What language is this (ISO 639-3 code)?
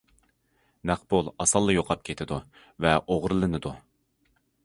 uig